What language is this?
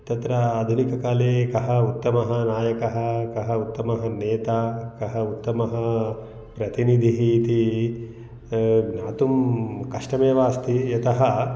Sanskrit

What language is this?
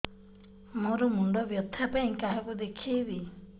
Odia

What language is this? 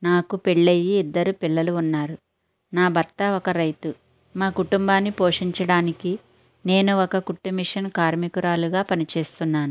Telugu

